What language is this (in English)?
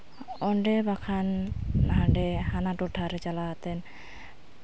Santali